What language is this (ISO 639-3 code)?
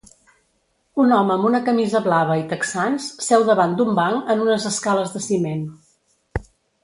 cat